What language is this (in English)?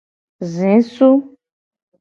Gen